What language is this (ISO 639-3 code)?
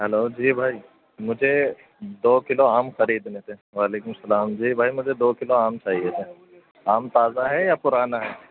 urd